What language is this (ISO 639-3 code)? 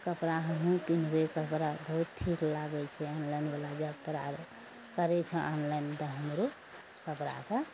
mai